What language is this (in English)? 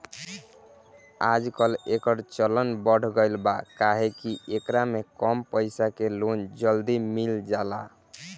Bhojpuri